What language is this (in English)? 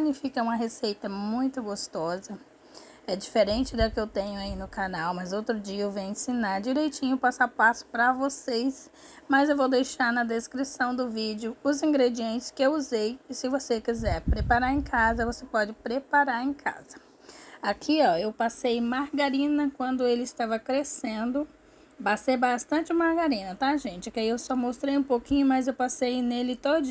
Portuguese